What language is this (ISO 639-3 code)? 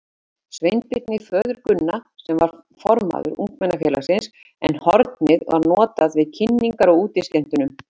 isl